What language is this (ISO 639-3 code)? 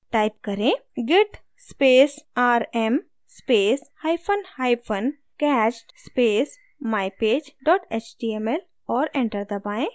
hin